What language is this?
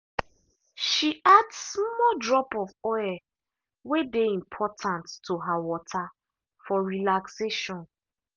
Nigerian Pidgin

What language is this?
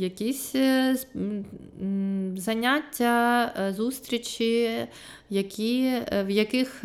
Ukrainian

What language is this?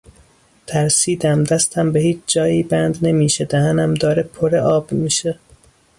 Persian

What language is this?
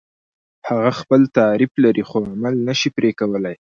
Pashto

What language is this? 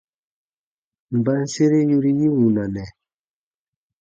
Baatonum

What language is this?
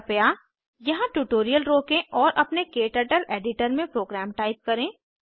Hindi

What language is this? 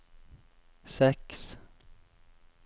Norwegian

